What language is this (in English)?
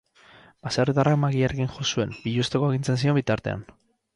Basque